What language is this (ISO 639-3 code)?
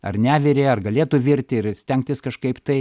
lit